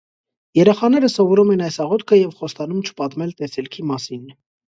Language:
Armenian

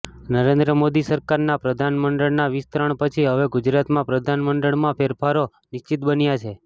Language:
Gujarati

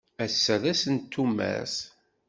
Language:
Kabyle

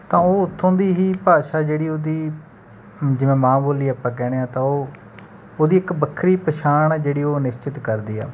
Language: Punjabi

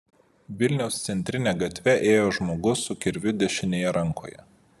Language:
Lithuanian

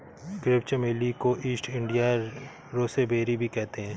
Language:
Hindi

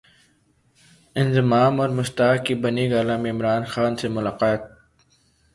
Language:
Urdu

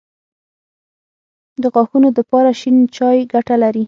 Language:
Pashto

